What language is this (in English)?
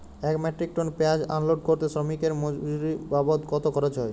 Bangla